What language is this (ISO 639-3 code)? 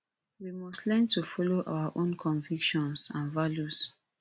pcm